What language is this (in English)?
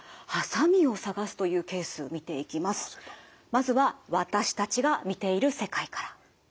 Japanese